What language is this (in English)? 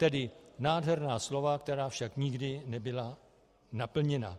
Czech